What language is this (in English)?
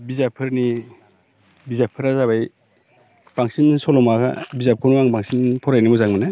Bodo